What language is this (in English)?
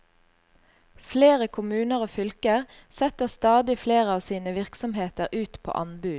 Norwegian